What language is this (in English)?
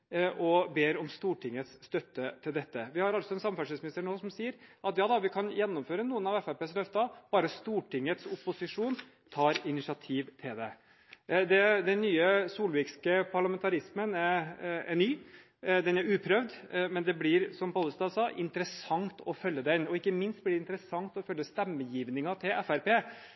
Norwegian Bokmål